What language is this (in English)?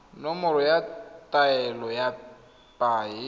Tswana